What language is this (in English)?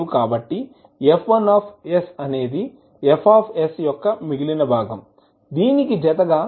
Telugu